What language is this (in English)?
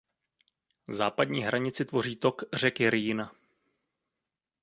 Czech